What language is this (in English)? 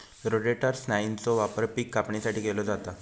Marathi